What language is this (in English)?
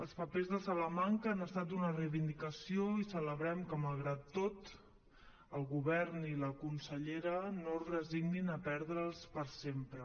Catalan